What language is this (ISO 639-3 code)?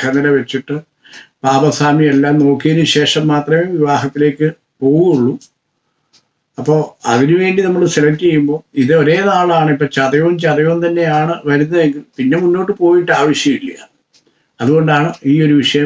tur